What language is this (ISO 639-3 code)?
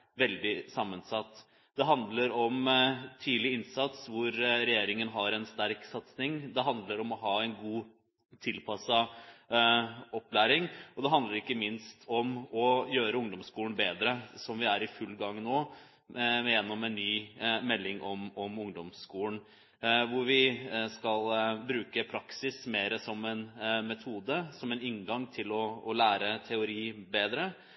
nob